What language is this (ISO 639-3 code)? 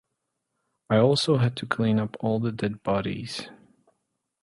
eng